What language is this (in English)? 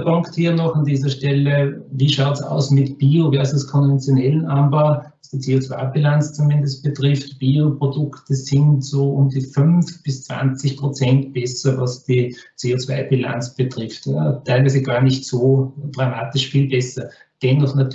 German